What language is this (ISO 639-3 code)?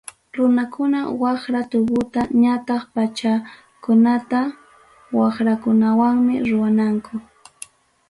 quy